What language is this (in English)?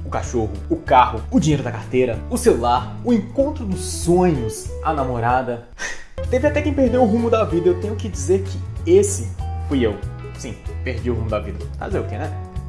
Portuguese